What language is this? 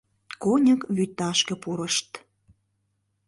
Mari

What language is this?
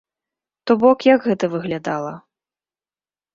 Belarusian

